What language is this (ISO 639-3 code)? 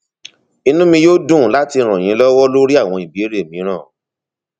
yor